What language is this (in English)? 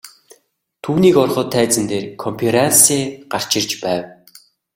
Mongolian